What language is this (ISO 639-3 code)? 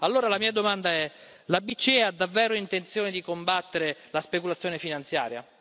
ita